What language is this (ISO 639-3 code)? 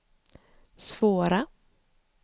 swe